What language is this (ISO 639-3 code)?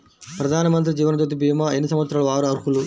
tel